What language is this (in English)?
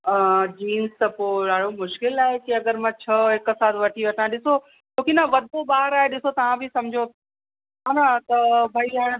Sindhi